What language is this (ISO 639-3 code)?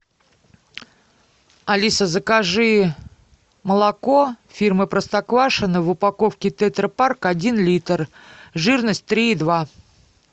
rus